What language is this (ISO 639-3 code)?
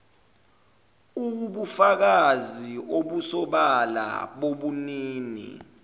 zul